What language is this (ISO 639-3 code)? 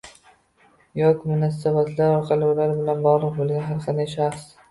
uzb